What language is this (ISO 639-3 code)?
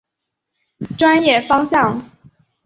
zho